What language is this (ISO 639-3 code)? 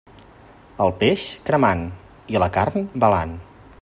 cat